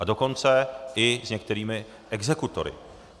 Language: Czech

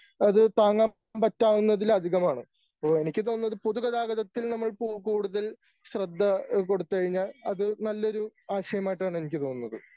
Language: Malayalam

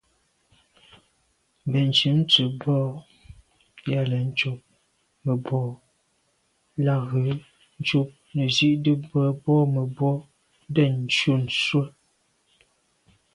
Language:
Medumba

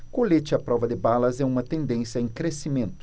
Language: Portuguese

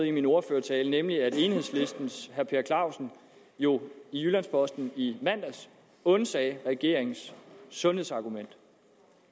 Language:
Danish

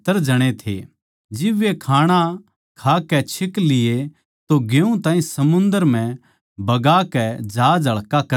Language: Haryanvi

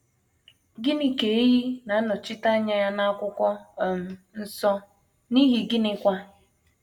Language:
Igbo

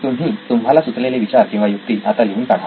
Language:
Marathi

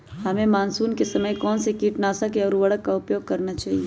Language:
Magahi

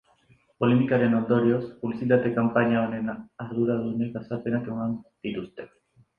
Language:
Basque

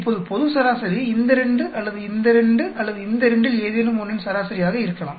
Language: Tamil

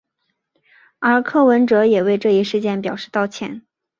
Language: Chinese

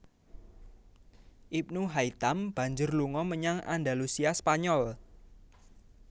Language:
Javanese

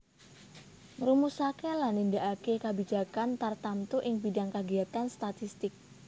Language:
Javanese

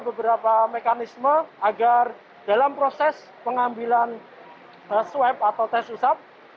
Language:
Indonesian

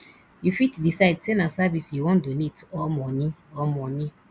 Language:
Nigerian Pidgin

